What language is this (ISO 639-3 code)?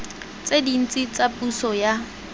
tsn